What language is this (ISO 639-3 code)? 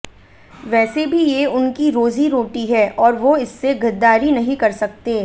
hin